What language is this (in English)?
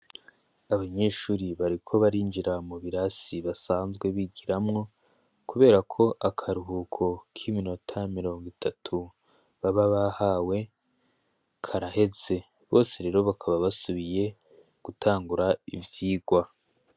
Rundi